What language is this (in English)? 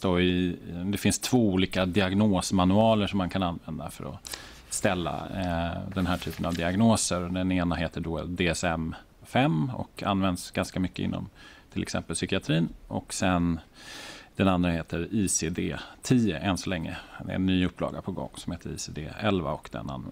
Swedish